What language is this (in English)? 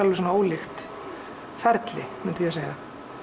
Icelandic